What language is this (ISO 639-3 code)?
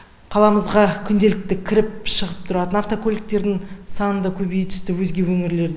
kaz